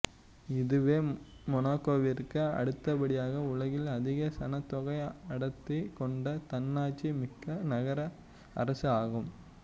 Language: Tamil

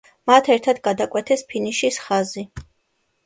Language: Georgian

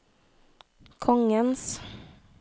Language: Norwegian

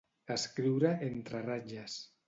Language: Catalan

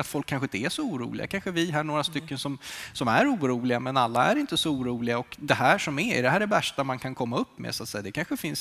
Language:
Swedish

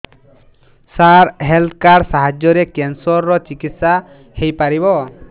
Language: Odia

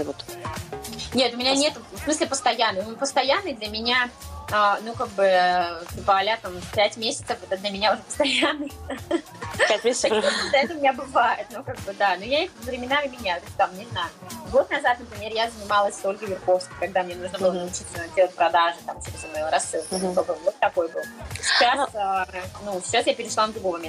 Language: Russian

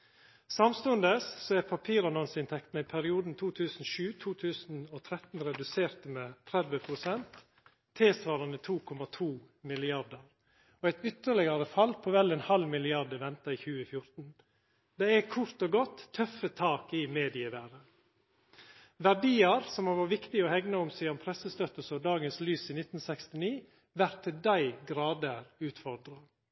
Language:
Norwegian Nynorsk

